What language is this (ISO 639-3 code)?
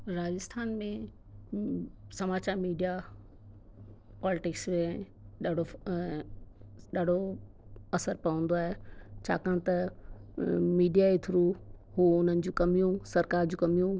snd